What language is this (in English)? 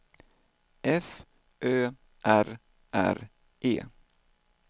Swedish